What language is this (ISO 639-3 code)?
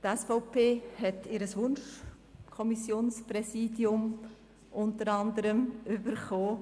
gsw